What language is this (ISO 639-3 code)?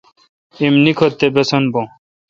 xka